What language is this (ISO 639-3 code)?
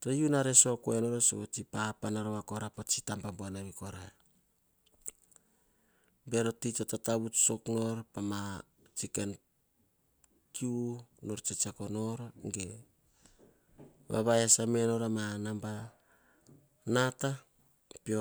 hah